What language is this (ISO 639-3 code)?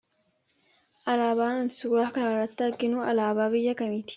orm